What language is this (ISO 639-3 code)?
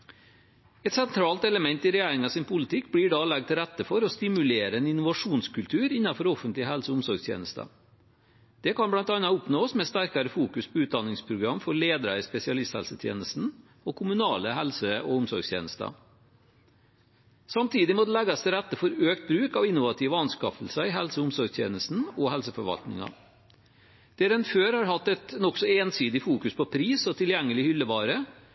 nob